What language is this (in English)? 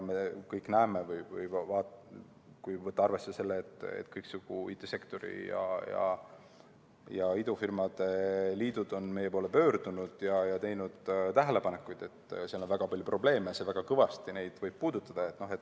Estonian